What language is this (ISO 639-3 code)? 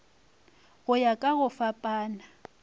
nso